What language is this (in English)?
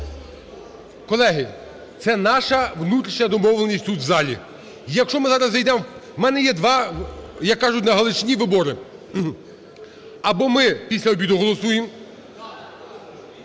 Ukrainian